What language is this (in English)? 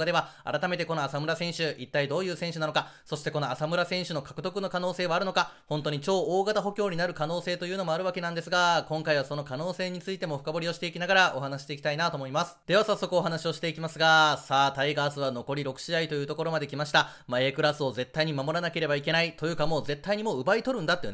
Japanese